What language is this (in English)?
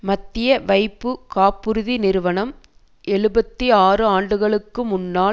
Tamil